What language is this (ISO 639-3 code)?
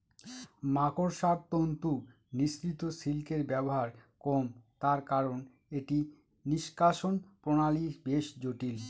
ben